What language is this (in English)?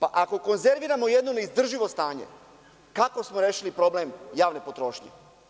Serbian